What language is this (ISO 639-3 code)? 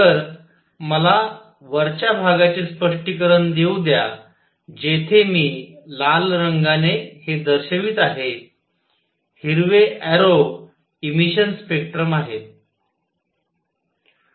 mar